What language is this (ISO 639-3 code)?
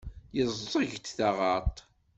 kab